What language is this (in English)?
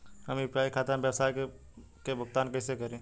Bhojpuri